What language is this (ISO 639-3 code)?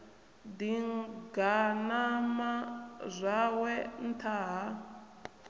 ven